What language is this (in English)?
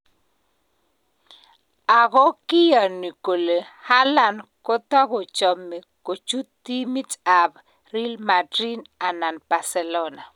Kalenjin